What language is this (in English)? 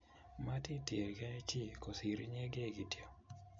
Kalenjin